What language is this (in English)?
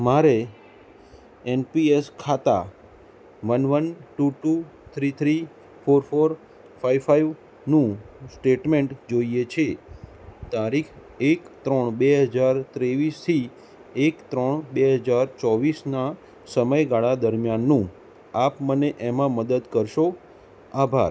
Gujarati